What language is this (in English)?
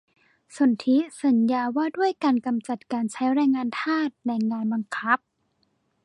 Thai